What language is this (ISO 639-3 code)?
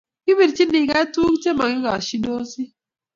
kln